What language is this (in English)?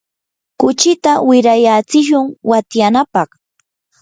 Yanahuanca Pasco Quechua